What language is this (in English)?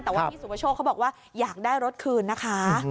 Thai